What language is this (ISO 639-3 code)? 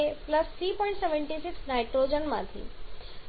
guj